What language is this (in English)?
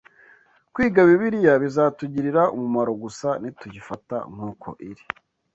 Kinyarwanda